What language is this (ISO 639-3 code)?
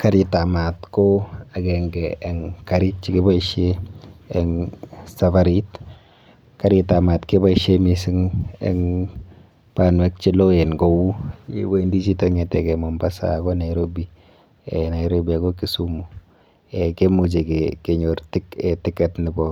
kln